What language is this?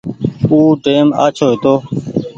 Goaria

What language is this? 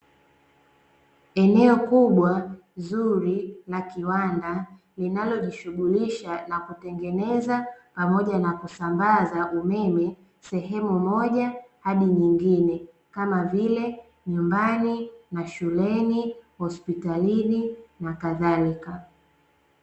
Swahili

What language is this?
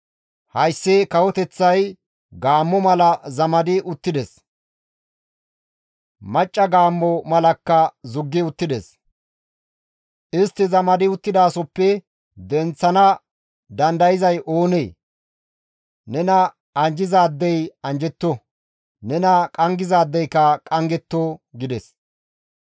Gamo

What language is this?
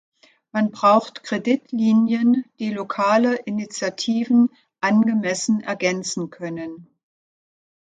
German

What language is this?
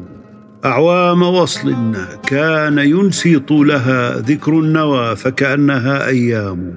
Arabic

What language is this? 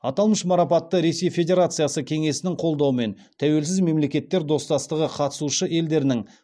Kazakh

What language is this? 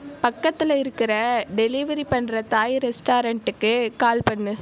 Tamil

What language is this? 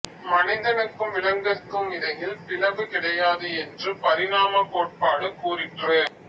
Tamil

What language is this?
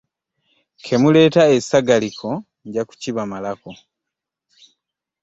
Ganda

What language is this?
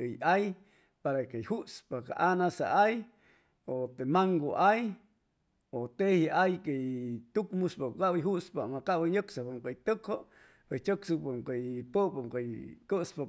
Chimalapa Zoque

